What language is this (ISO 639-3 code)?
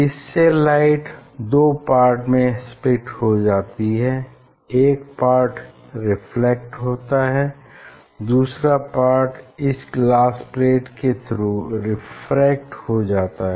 hin